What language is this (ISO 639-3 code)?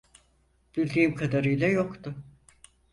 tur